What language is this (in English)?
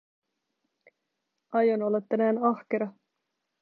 Finnish